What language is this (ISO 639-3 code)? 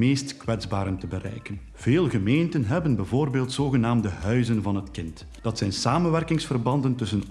nld